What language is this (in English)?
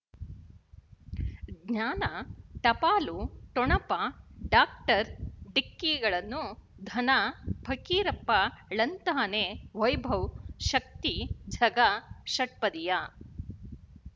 Kannada